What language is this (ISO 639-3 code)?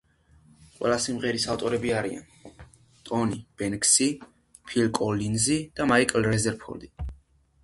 kat